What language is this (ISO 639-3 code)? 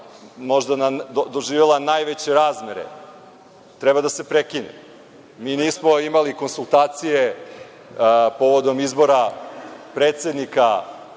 srp